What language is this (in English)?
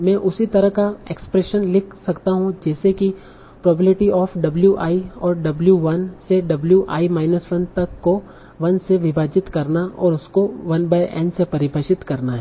Hindi